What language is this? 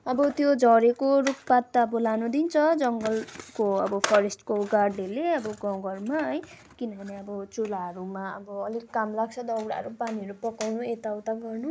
Nepali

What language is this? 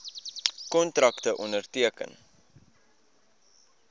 Afrikaans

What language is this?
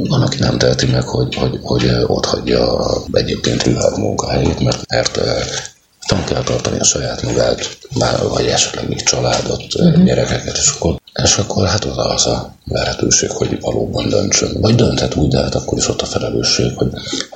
Hungarian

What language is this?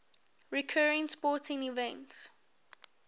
English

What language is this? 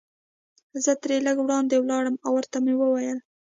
Pashto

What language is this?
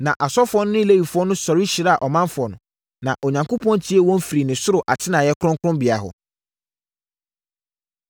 Akan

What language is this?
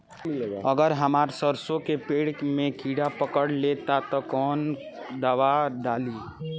Bhojpuri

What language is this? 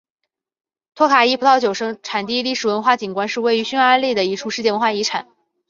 Chinese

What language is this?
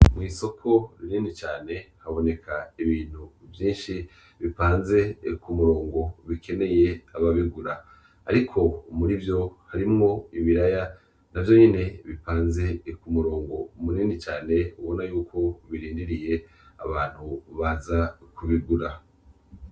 Rundi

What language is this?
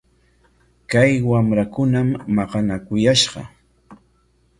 Corongo Ancash Quechua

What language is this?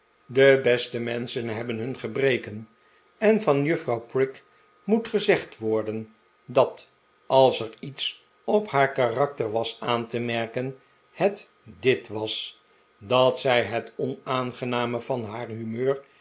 Dutch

